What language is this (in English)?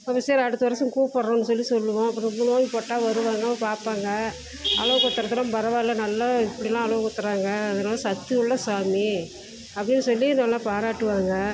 Tamil